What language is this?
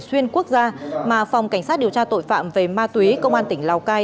Vietnamese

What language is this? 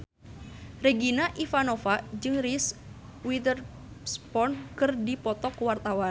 Sundanese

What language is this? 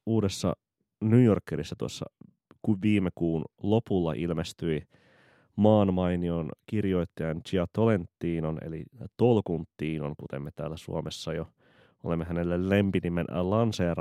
Finnish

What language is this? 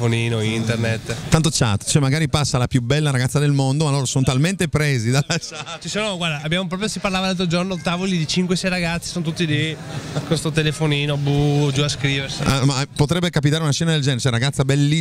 Italian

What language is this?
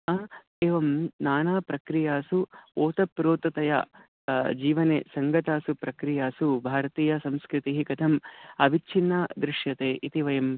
Sanskrit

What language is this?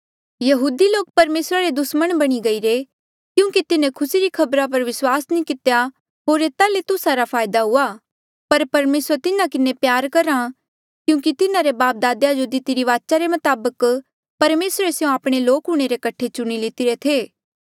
Mandeali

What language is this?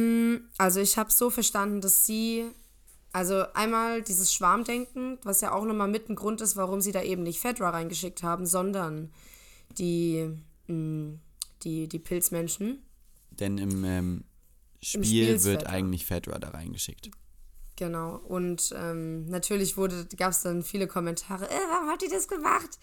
German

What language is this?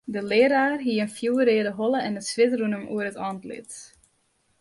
Western Frisian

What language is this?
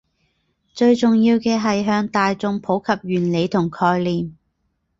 Cantonese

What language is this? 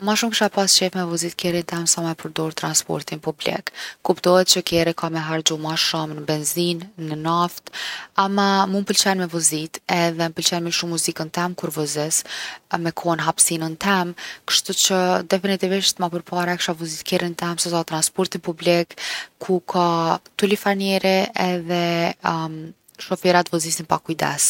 Gheg Albanian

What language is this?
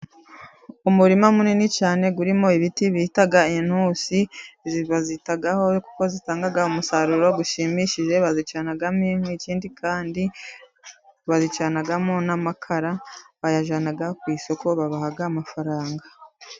Kinyarwanda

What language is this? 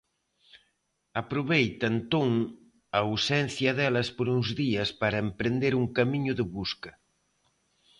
Galician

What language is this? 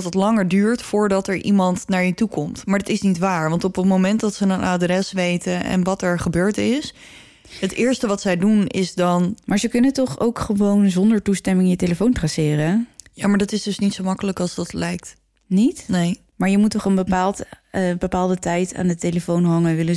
Dutch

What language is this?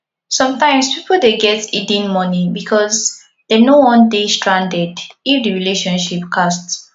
Nigerian Pidgin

